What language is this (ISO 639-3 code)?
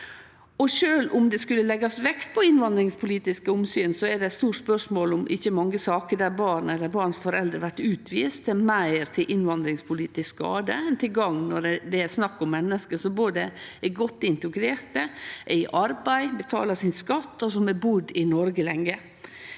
nor